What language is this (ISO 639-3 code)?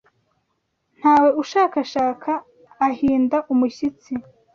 kin